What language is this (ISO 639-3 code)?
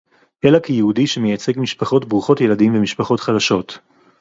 heb